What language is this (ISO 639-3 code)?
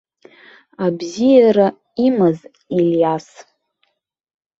abk